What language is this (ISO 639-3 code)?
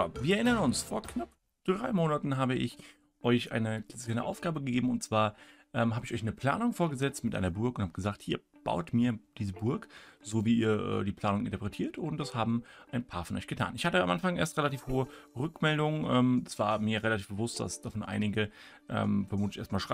deu